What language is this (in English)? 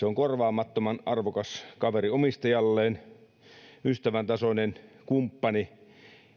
Finnish